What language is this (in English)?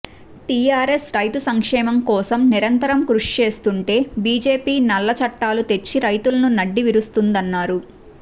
Telugu